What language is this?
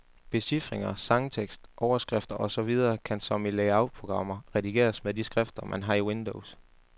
Danish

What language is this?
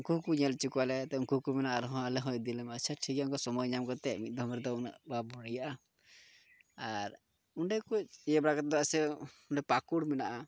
Santali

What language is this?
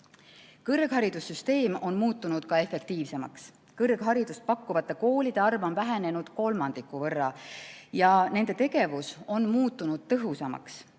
Estonian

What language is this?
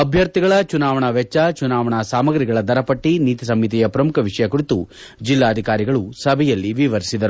Kannada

